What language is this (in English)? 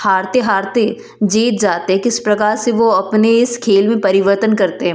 Hindi